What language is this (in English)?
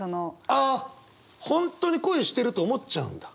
Japanese